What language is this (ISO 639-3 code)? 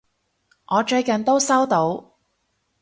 yue